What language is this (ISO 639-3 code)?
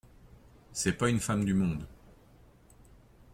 fra